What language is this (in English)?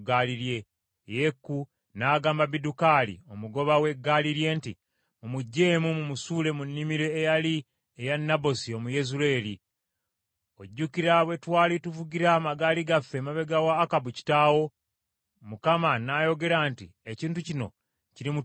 Ganda